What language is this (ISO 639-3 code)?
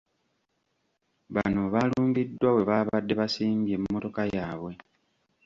lug